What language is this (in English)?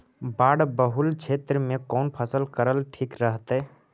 Magahi